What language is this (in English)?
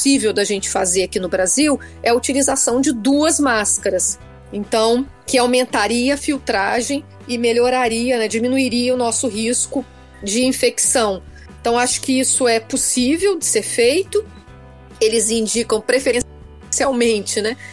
Portuguese